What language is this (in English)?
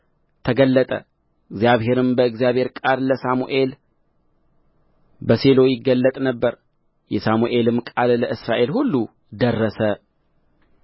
Amharic